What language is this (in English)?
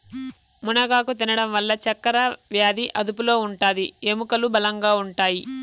Telugu